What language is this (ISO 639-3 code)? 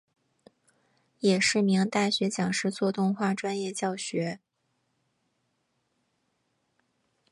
zho